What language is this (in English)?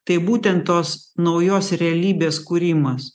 Lithuanian